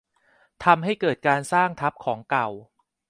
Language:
Thai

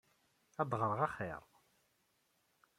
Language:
Kabyle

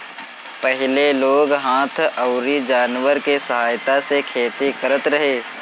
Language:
Bhojpuri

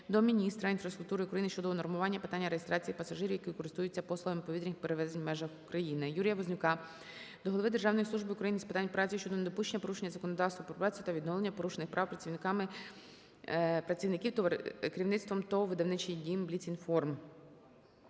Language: Ukrainian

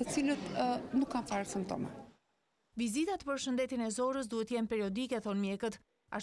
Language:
Romanian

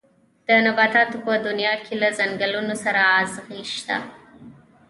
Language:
Pashto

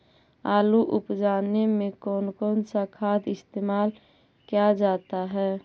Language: Magahi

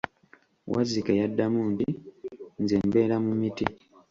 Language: Ganda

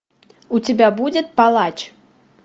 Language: Russian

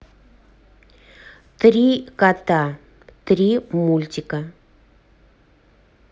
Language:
Russian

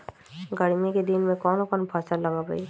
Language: Magahi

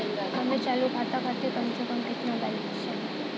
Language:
Bhojpuri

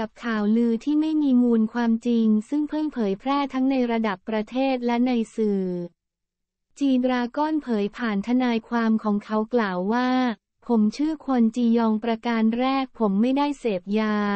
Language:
Thai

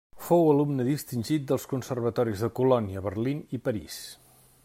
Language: Catalan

